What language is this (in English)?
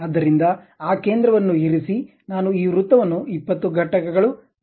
Kannada